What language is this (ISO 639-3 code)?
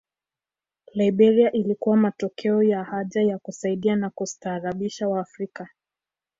swa